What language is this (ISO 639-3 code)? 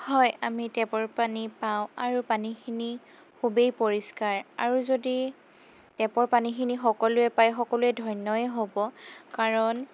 asm